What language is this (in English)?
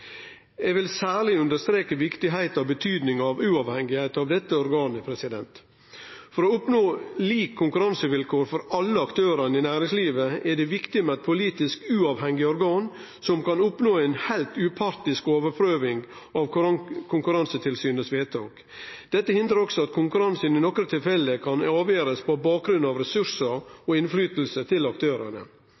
Norwegian Nynorsk